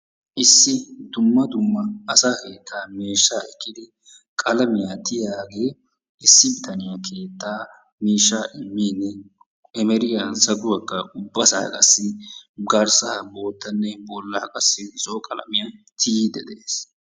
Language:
Wolaytta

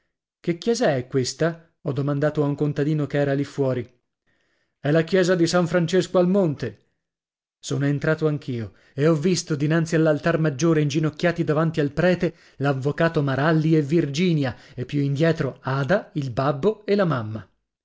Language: Italian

